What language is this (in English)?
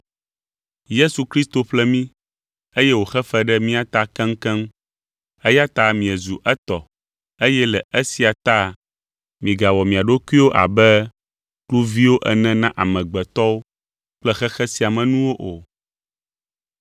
Ewe